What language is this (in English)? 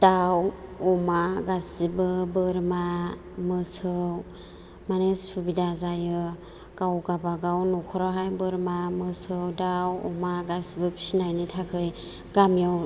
Bodo